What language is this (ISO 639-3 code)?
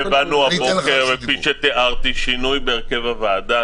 heb